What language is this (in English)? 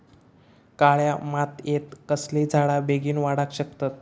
Marathi